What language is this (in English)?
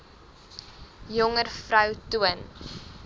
Afrikaans